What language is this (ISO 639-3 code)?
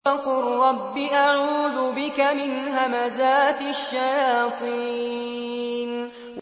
ara